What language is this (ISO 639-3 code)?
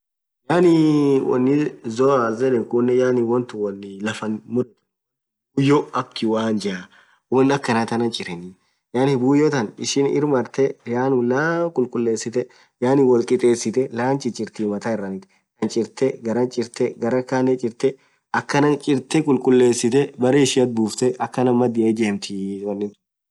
orc